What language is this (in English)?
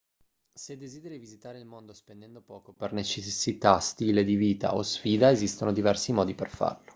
Italian